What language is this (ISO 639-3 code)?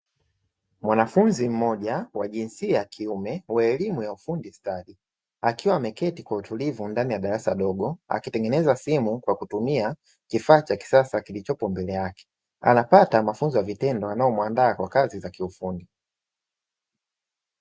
swa